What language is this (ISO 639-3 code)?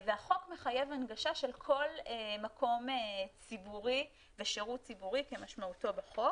heb